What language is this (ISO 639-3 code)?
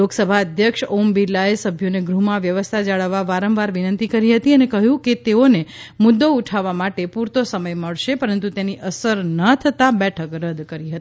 guj